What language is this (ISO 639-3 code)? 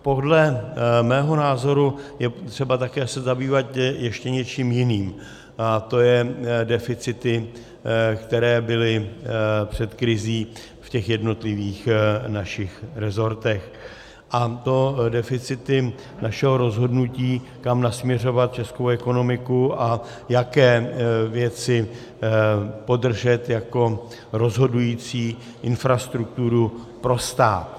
ces